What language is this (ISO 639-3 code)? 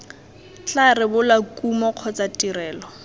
tsn